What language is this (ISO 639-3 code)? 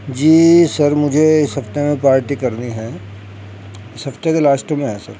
urd